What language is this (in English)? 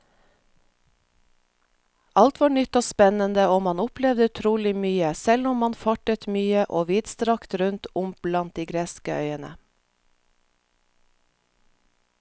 Norwegian